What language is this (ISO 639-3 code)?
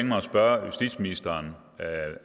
dan